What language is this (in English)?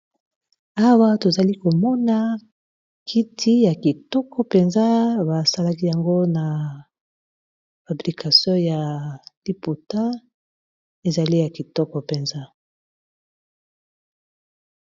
Lingala